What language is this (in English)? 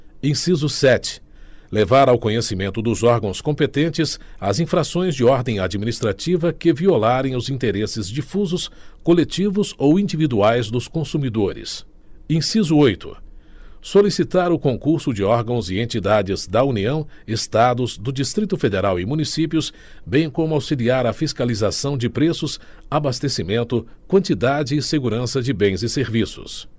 Portuguese